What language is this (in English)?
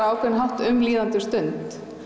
Icelandic